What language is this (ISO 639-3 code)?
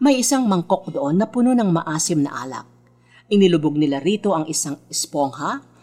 fil